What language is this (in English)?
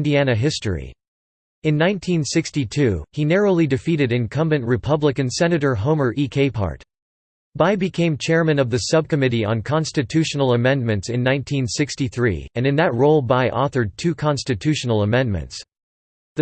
English